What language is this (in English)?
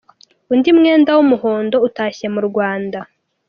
Kinyarwanda